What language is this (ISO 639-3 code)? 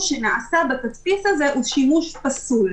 heb